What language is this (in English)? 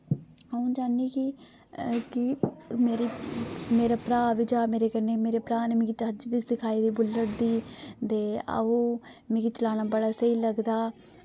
Dogri